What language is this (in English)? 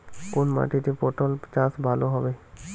Bangla